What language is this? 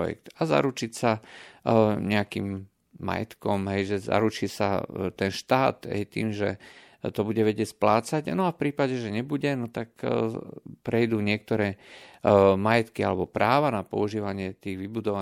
Slovak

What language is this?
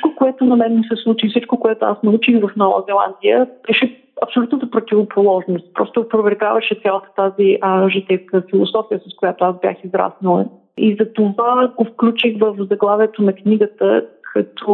Bulgarian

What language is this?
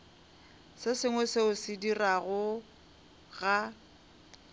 Northern Sotho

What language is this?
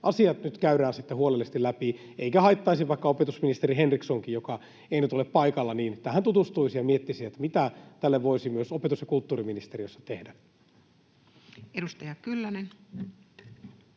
Finnish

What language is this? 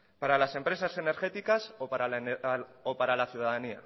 Spanish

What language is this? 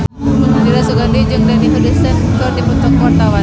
Sundanese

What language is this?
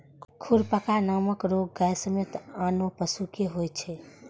Maithili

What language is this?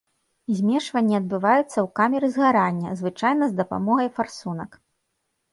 Belarusian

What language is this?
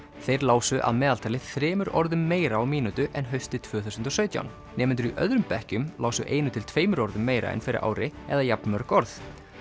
Icelandic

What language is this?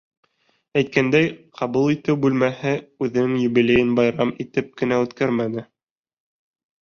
Bashkir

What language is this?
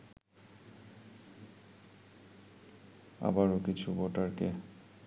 Bangla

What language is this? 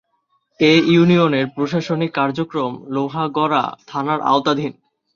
Bangla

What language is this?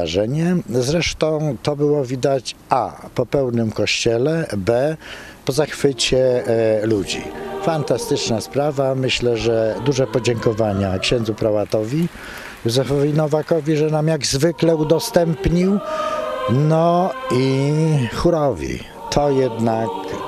Polish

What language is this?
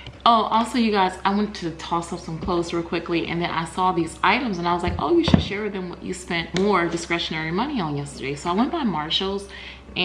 English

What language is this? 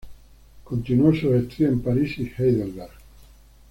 Spanish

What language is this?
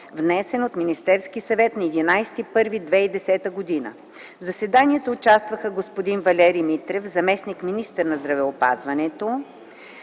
Bulgarian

